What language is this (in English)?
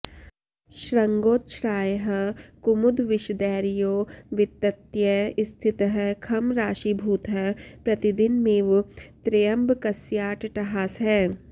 Sanskrit